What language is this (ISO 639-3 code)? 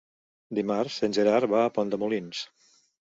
cat